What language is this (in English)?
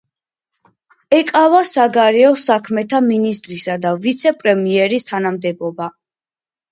Georgian